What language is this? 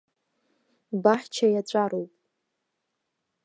Abkhazian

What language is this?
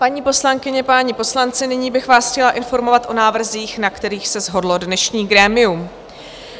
Czech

